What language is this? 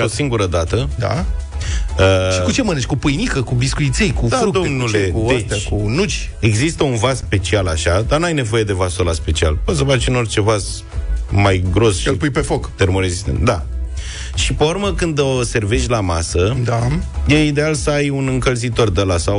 Romanian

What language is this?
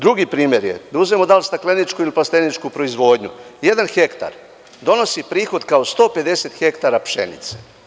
Serbian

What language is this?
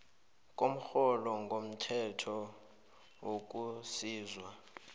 South Ndebele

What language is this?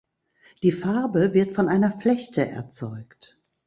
German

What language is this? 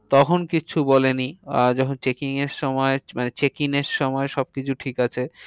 Bangla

